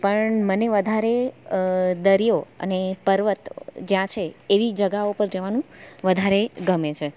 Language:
Gujarati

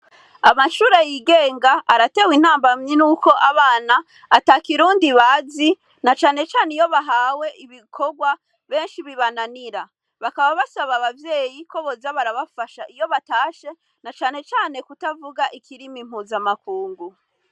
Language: Rundi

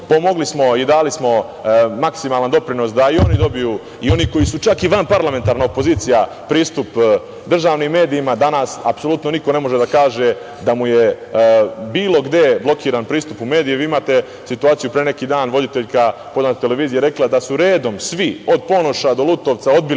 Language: Serbian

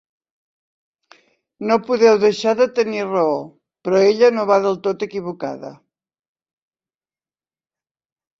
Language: Catalan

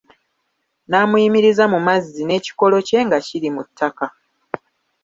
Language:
Ganda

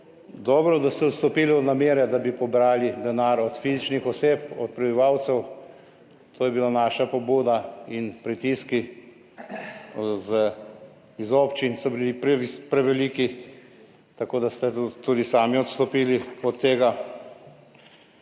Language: Slovenian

